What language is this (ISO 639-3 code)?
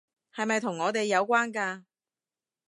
yue